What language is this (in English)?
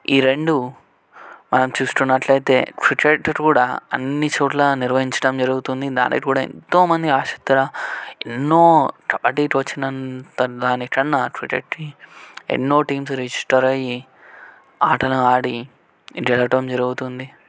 Telugu